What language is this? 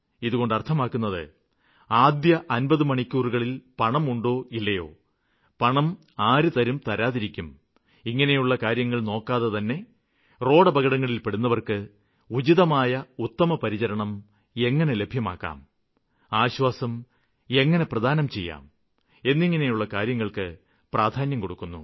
Malayalam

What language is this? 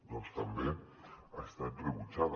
Catalan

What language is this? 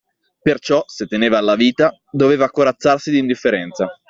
Italian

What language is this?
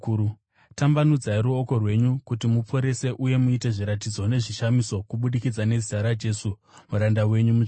Shona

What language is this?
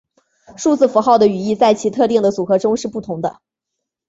Chinese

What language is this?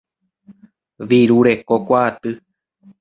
Guarani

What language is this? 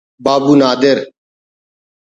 Brahui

